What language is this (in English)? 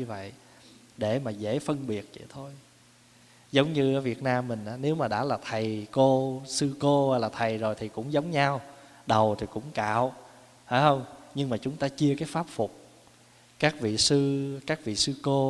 Vietnamese